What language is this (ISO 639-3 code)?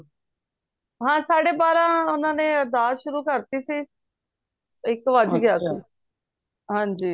pan